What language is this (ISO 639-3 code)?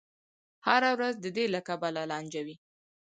pus